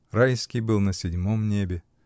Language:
Russian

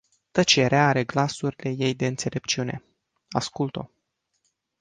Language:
Romanian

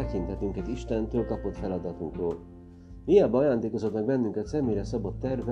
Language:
Hungarian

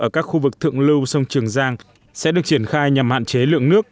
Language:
Vietnamese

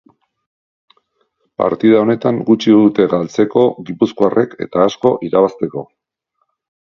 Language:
Basque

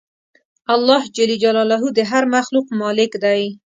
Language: Pashto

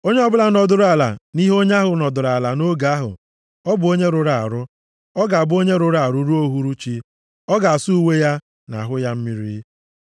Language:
Igbo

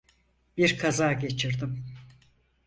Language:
Turkish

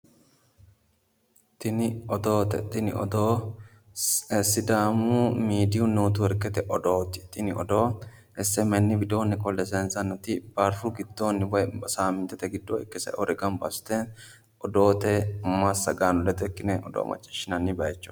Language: Sidamo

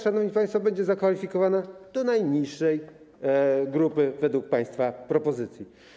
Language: Polish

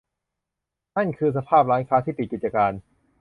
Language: Thai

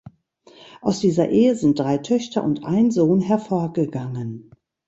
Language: German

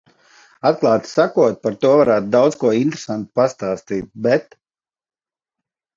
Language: Latvian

